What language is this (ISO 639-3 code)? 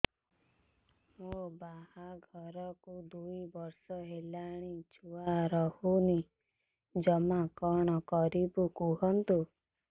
ori